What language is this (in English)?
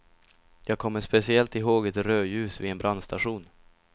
Swedish